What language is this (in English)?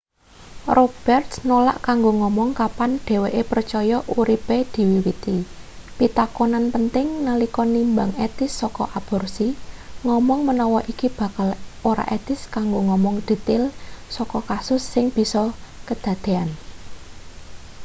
Javanese